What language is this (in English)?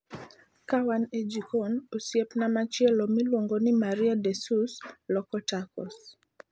Luo (Kenya and Tanzania)